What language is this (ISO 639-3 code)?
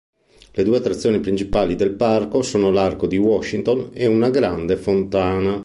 ita